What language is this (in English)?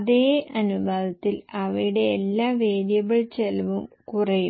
Malayalam